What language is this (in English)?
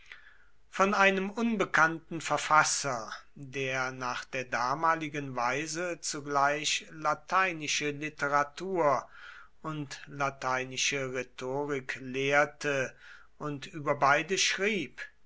German